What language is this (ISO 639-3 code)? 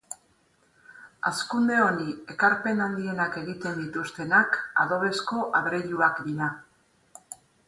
eus